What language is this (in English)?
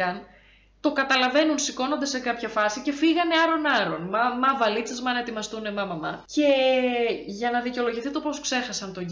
Greek